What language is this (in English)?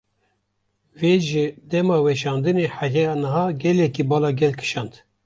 Kurdish